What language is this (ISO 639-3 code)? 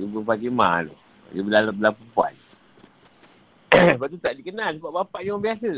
msa